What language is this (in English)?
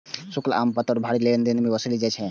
Maithili